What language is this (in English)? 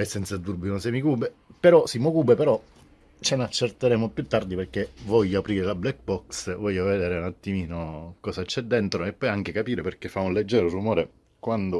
Italian